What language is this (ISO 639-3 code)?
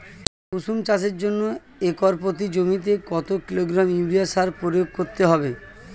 ben